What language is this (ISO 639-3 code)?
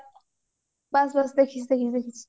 ori